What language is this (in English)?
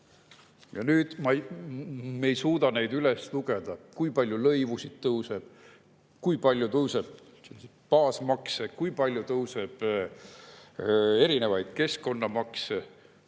Estonian